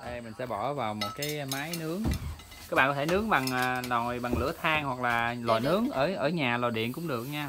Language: Vietnamese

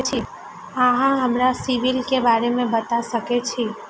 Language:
Maithili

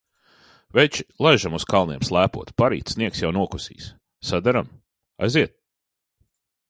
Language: Latvian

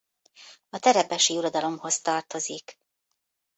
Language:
Hungarian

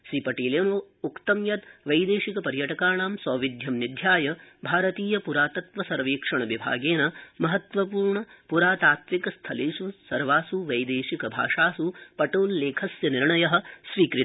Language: Sanskrit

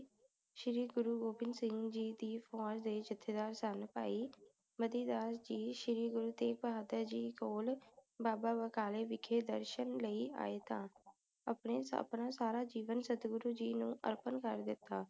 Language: Punjabi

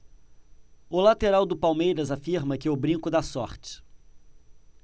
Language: Portuguese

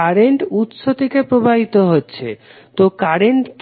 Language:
Bangla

